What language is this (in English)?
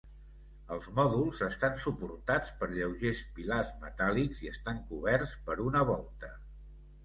Catalan